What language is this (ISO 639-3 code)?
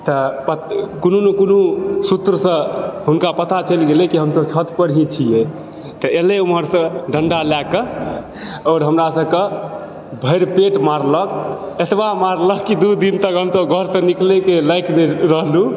mai